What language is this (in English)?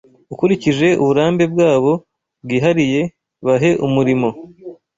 Kinyarwanda